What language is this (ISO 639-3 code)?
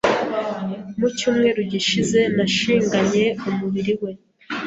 kin